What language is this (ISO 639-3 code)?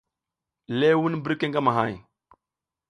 giz